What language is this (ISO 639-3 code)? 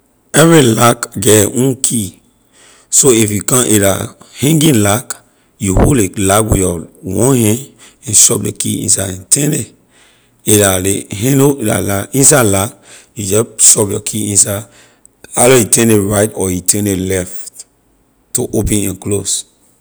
lir